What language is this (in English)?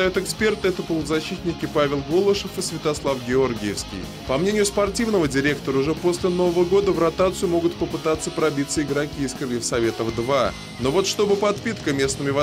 Russian